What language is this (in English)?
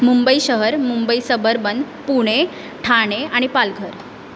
Marathi